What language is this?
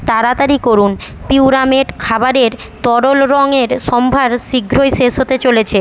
Bangla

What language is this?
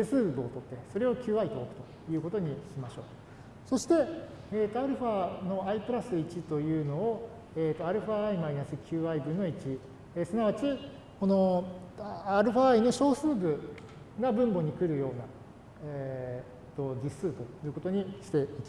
Japanese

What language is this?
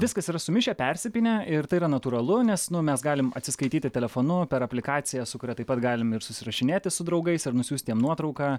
Lithuanian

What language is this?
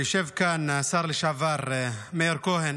Hebrew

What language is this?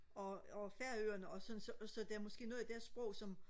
Danish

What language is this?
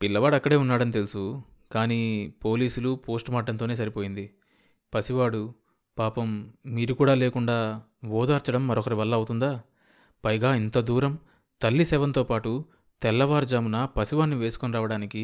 Telugu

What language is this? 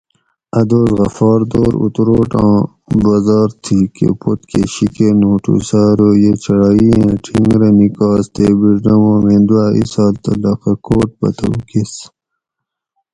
Gawri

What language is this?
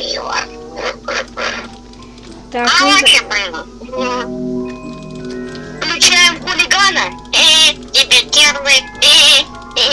Russian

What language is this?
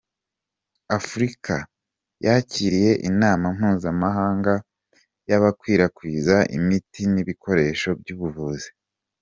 Kinyarwanda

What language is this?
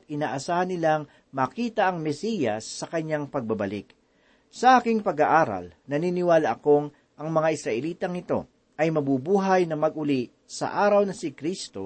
Filipino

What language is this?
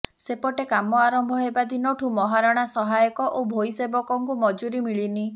Odia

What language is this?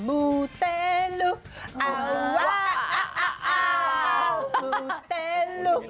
Thai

